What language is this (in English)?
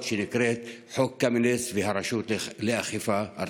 Hebrew